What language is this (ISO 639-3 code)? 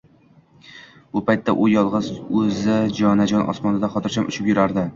uzb